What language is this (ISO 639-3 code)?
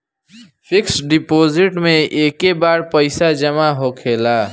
bho